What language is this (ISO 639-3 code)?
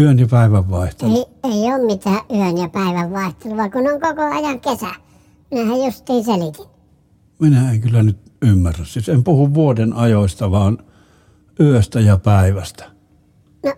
fin